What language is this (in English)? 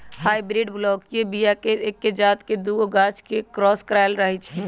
Magahi